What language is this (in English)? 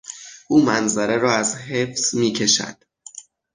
Persian